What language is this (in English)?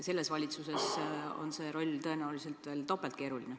Estonian